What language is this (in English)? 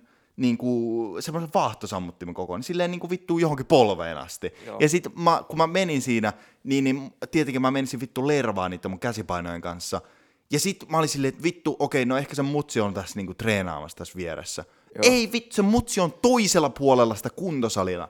Finnish